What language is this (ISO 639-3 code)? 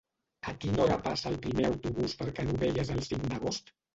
cat